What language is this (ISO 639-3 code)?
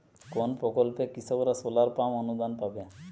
ben